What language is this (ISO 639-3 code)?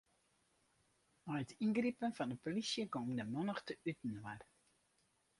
fry